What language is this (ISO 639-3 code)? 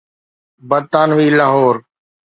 snd